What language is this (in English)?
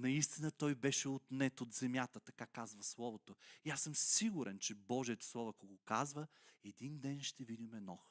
Bulgarian